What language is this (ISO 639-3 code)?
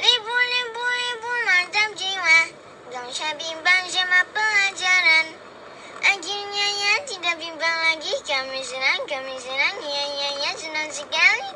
ind